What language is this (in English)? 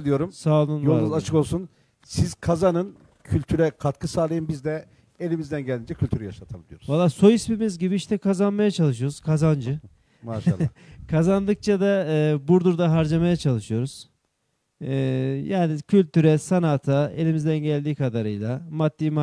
Turkish